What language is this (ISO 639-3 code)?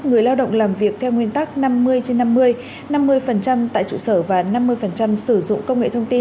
vie